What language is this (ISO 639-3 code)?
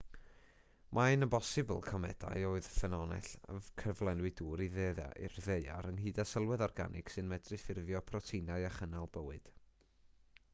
cym